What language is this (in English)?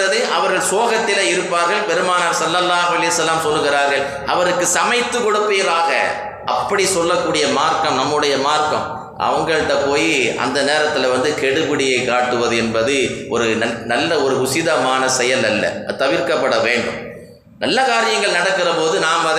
Tamil